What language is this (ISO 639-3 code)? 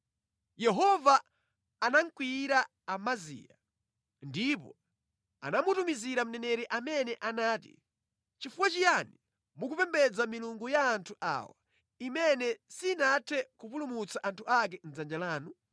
nya